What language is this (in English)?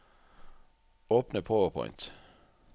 Norwegian